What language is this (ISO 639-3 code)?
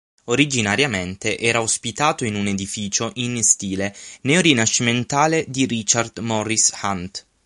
ita